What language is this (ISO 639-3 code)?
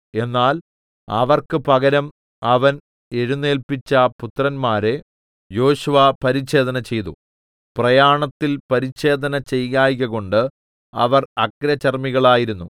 mal